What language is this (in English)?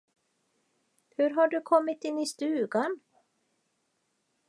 Swedish